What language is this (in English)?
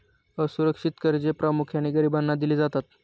Marathi